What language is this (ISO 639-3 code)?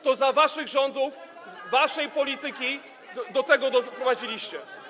pol